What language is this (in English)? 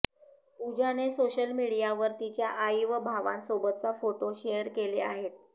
Marathi